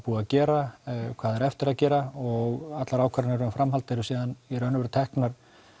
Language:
Icelandic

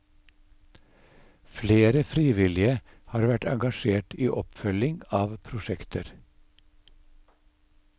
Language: Norwegian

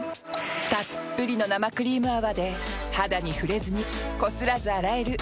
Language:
Japanese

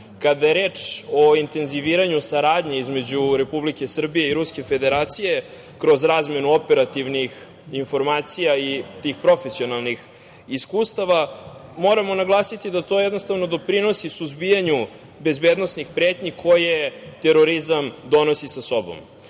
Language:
Serbian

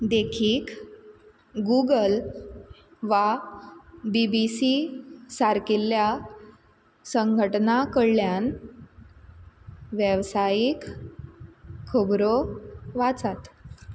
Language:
Konkani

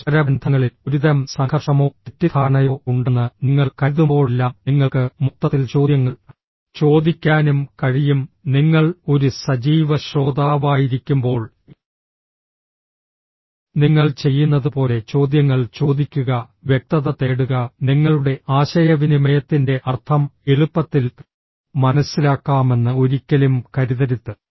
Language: Malayalam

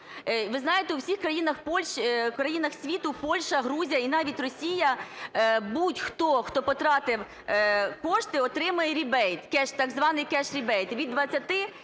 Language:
Ukrainian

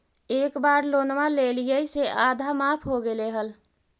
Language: Magahi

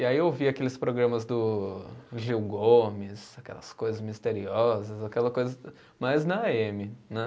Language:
Portuguese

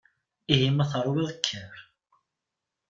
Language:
Kabyle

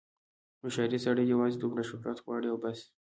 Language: Pashto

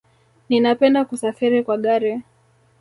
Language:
Swahili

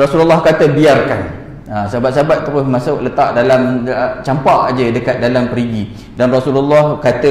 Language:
Malay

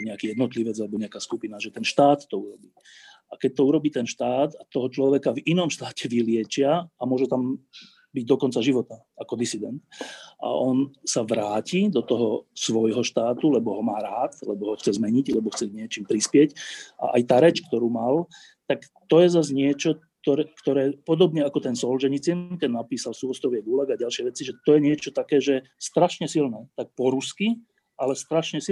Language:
Slovak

